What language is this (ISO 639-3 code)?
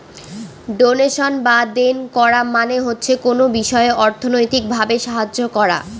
ben